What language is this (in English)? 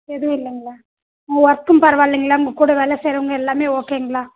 Tamil